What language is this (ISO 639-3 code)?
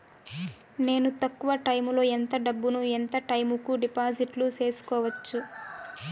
tel